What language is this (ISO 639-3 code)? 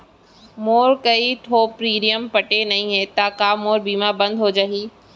hne